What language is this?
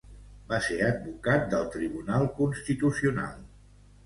Catalan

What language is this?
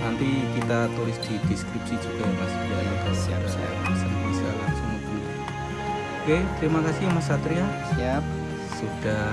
Indonesian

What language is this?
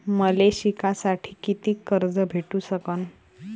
Marathi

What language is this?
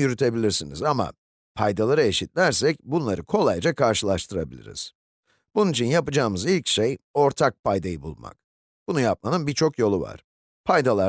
Turkish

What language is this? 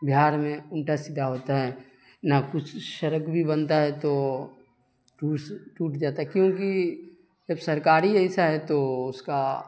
Urdu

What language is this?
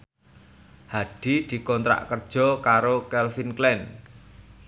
Javanese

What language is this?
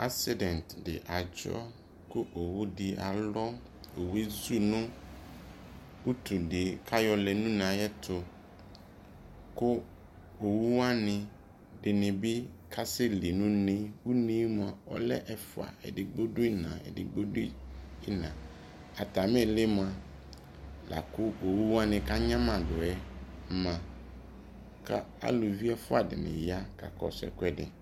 Ikposo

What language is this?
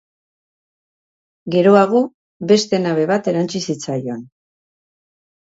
Basque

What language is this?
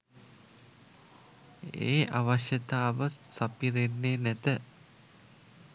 Sinhala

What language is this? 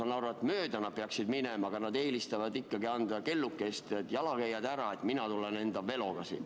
Estonian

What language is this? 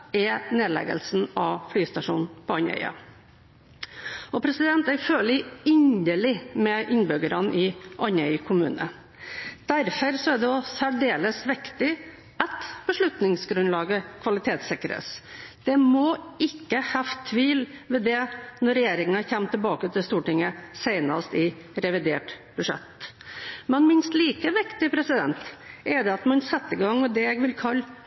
Norwegian Bokmål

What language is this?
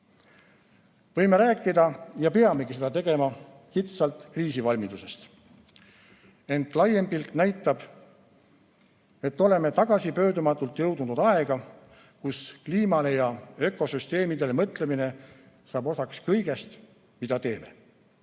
Estonian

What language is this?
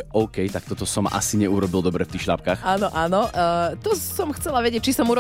Slovak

